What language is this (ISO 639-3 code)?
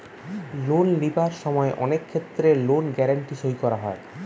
ben